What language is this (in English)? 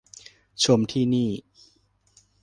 Thai